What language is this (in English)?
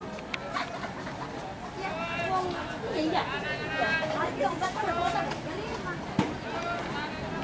Indonesian